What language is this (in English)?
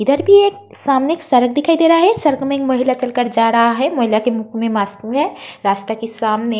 Hindi